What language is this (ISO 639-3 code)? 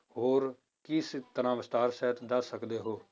pan